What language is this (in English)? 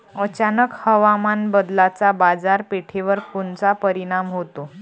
Marathi